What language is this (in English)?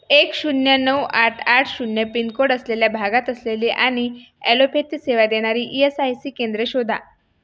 Marathi